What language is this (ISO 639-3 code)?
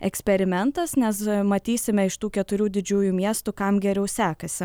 lit